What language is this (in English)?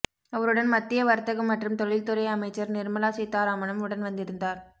Tamil